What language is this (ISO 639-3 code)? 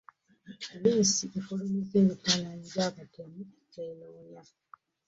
lug